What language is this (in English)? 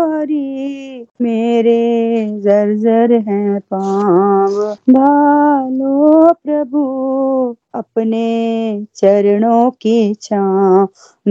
Hindi